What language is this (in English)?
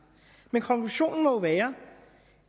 Danish